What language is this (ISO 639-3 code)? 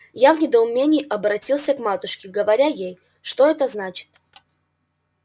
rus